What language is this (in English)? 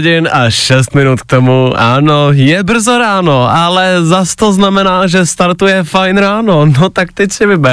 Czech